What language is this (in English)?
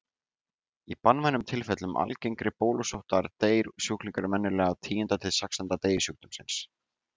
Icelandic